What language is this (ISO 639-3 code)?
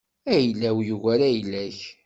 kab